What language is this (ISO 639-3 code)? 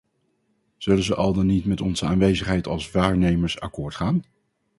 nld